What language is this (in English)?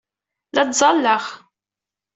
Kabyle